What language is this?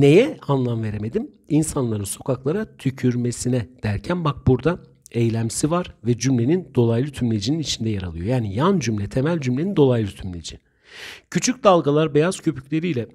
Turkish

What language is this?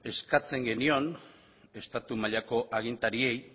Basque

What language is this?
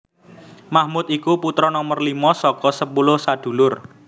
Javanese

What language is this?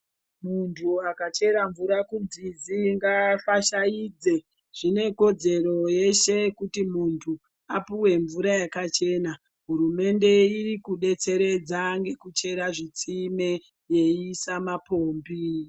Ndau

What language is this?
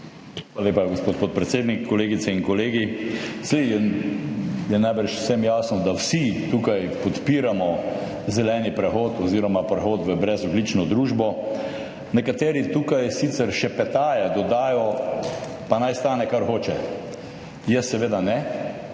Slovenian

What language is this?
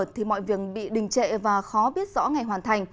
Vietnamese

